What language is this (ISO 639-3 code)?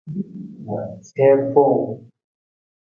nmz